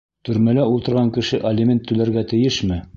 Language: Bashkir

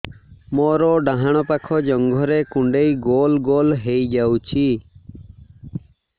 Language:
Odia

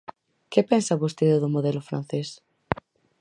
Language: Galician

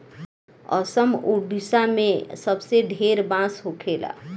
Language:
Bhojpuri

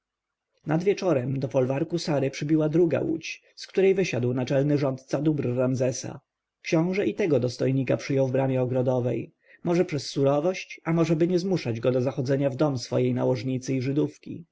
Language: Polish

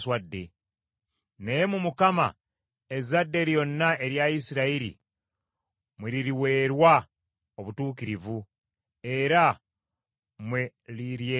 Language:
Ganda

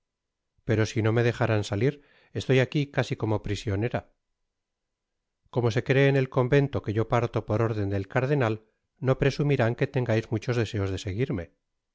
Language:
Spanish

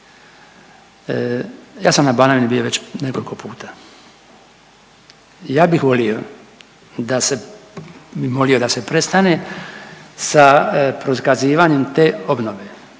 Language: Croatian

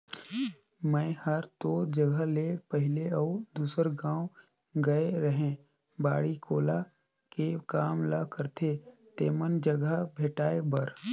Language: Chhattisgarhi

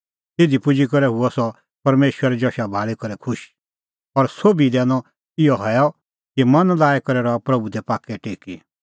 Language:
Kullu Pahari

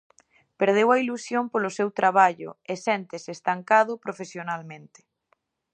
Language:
Galician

